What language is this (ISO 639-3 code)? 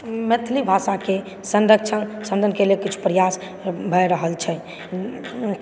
mai